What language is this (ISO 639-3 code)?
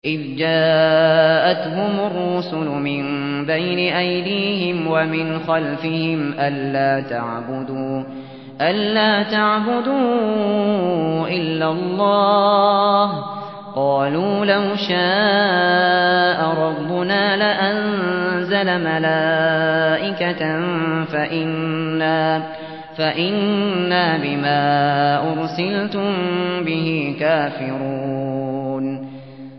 ara